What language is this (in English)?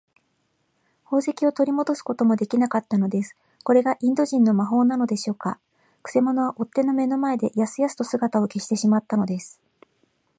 Japanese